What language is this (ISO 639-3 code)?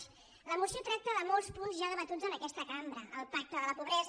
cat